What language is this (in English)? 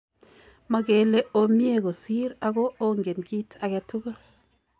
Kalenjin